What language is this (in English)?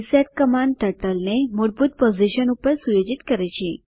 Gujarati